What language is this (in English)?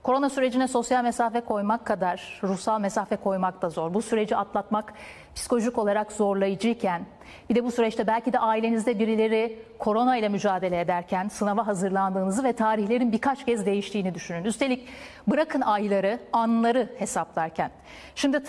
Turkish